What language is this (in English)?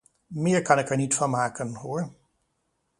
Dutch